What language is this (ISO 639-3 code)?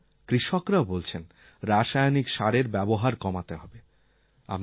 ben